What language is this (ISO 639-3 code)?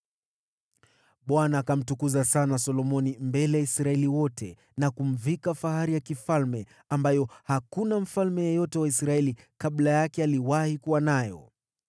swa